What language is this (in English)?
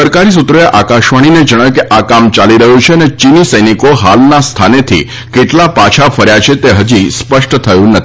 Gujarati